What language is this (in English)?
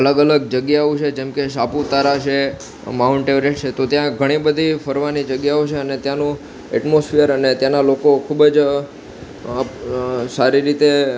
Gujarati